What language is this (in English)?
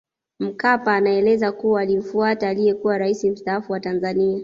Swahili